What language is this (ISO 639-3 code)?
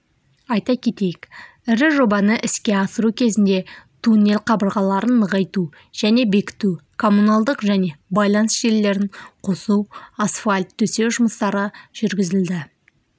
kaz